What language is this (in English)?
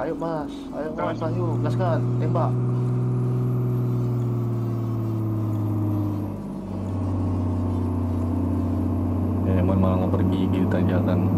Indonesian